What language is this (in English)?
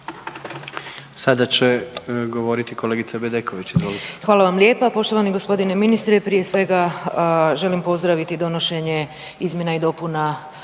Croatian